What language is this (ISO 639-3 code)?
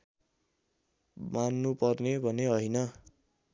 nep